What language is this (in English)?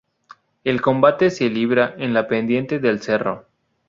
Spanish